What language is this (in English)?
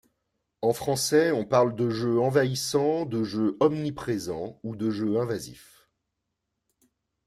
French